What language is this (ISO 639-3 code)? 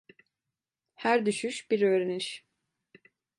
tur